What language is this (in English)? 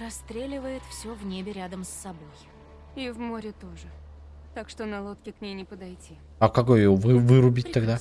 Russian